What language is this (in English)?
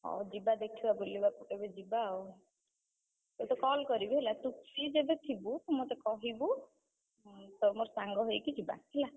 Odia